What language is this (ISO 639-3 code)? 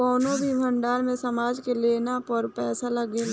bho